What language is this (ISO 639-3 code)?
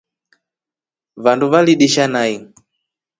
rof